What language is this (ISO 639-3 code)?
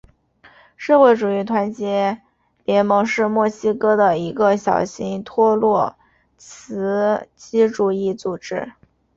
zho